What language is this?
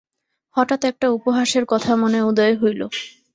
Bangla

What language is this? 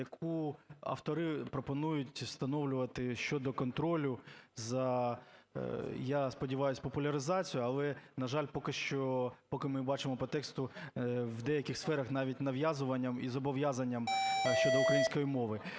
Ukrainian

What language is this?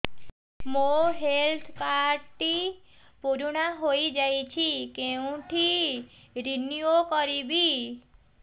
Odia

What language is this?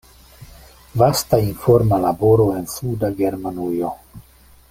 Esperanto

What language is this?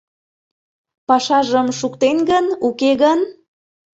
Mari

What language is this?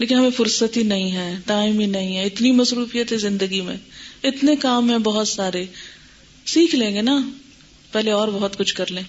Urdu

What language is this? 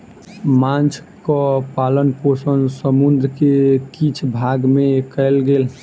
Maithili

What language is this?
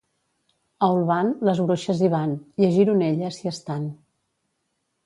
Catalan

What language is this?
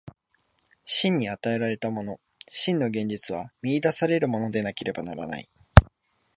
Japanese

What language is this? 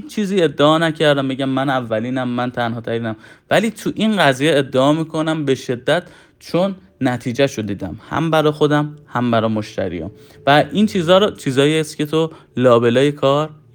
Persian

